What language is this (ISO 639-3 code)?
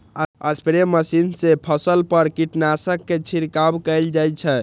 mai